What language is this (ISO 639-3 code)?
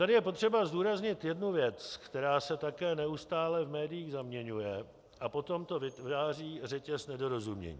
ces